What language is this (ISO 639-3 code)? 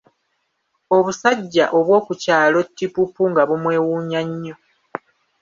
lug